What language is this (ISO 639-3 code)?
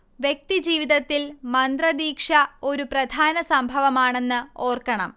mal